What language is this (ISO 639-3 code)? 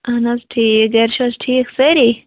kas